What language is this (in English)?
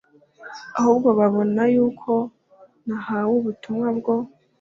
Kinyarwanda